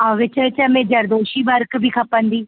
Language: Sindhi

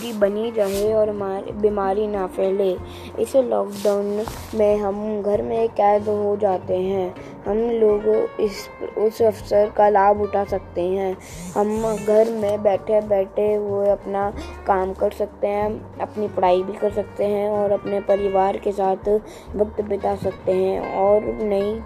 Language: Hindi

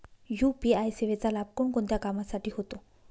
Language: Marathi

